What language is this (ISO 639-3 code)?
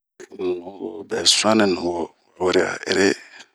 bmq